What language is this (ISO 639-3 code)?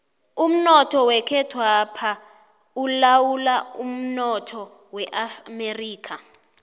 nbl